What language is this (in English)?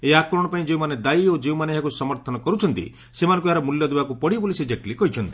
Odia